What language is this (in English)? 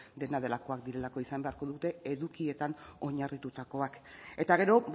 Basque